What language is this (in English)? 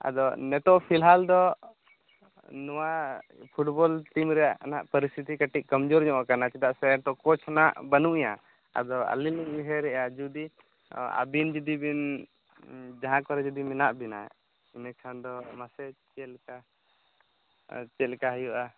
Santali